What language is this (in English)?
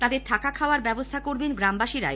Bangla